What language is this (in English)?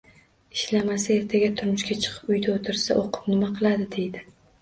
Uzbek